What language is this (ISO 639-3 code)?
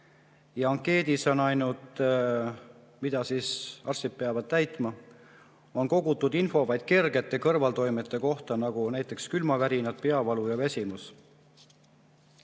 est